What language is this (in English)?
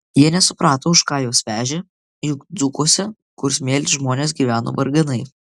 Lithuanian